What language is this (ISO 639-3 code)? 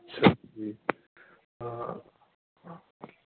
urd